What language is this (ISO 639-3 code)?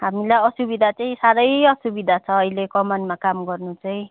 nep